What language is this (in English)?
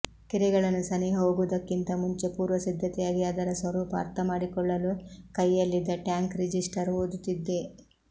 Kannada